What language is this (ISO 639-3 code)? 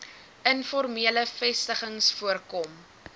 afr